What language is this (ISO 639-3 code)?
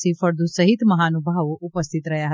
guj